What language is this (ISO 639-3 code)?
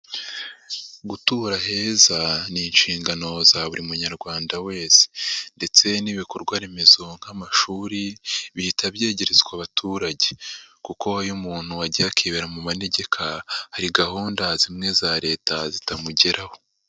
kin